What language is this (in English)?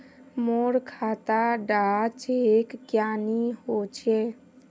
Magahi